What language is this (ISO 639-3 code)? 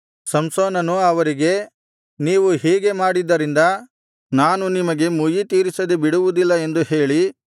kan